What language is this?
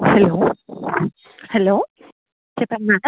Telugu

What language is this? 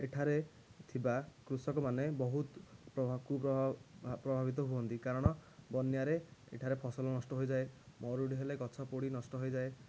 Odia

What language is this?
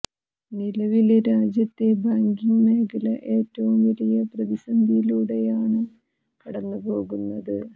Malayalam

